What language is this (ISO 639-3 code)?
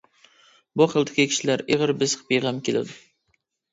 uig